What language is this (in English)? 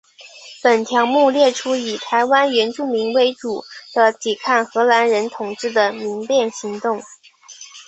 Chinese